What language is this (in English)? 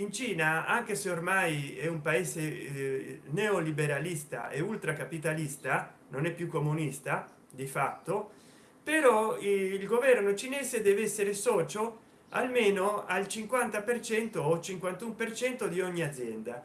Italian